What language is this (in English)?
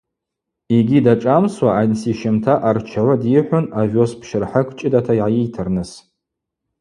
Abaza